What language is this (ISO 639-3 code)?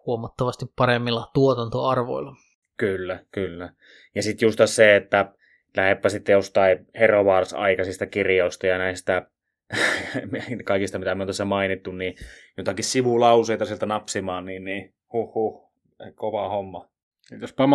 fin